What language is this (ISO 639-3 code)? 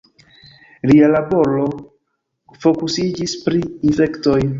epo